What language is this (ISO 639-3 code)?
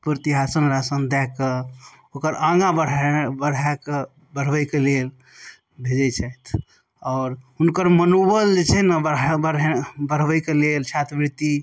mai